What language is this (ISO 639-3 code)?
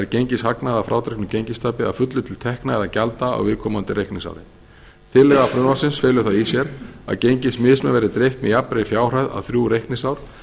isl